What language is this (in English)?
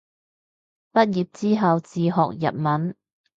Cantonese